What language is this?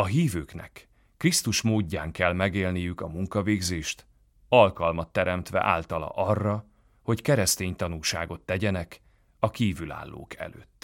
Hungarian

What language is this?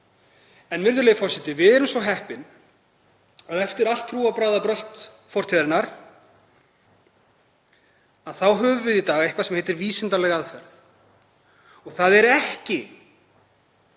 Icelandic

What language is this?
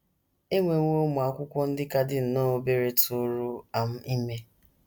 Igbo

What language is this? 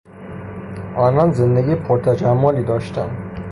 Persian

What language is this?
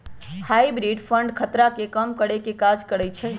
Magahi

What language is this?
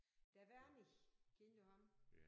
Danish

